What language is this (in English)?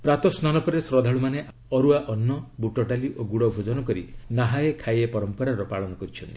Odia